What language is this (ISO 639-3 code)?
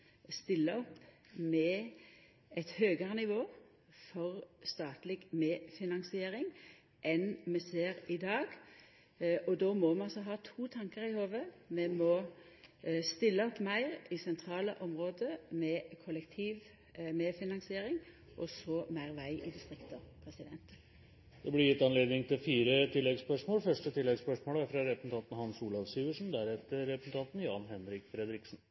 nor